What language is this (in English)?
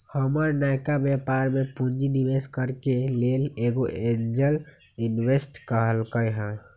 Magahi